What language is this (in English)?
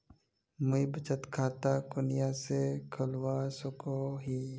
Magahi